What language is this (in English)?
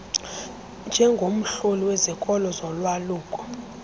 Xhosa